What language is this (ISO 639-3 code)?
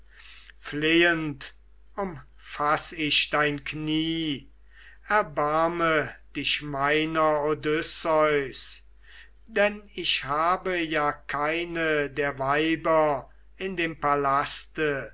deu